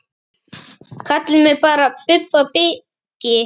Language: Icelandic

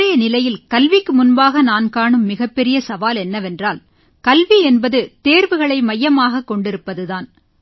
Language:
Tamil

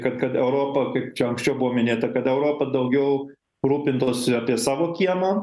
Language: Lithuanian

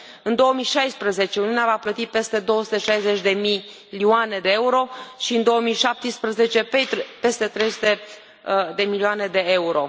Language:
Romanian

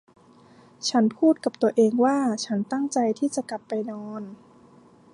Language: Thai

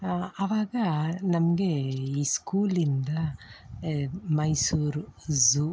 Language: Kannada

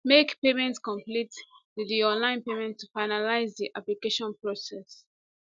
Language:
Nigerian Pidgin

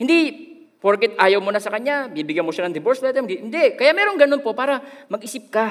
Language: Filipino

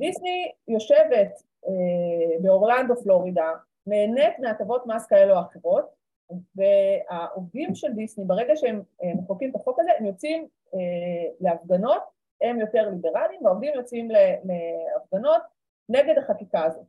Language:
Hebrew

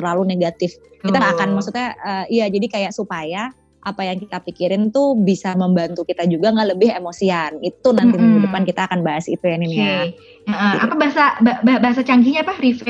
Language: Indonesian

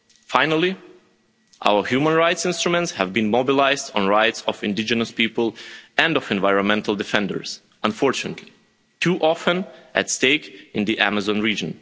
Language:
English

